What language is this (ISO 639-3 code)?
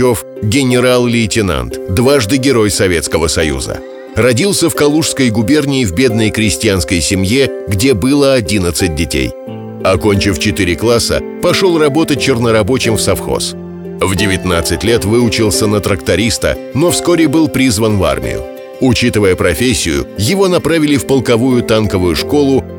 rus